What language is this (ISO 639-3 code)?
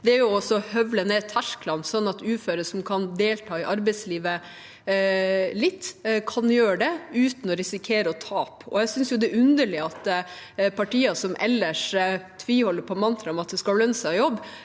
nor